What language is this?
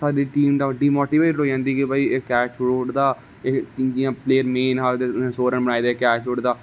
Dogri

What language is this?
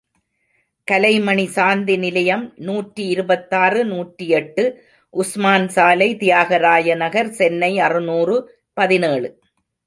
Tamil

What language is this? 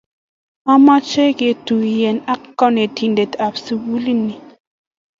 Kalenjin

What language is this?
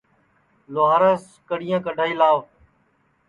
Sansi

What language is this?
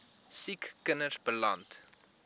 Afrikaans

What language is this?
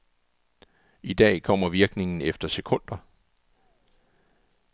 Danish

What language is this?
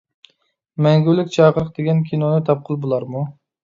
Uyghur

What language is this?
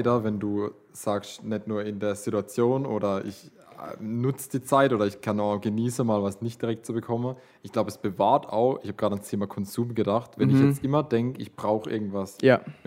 German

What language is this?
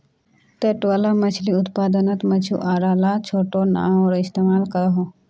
Magahi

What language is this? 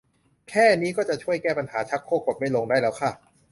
Thai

